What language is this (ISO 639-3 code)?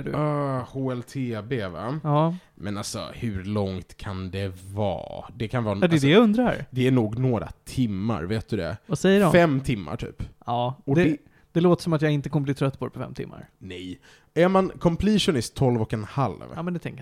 swe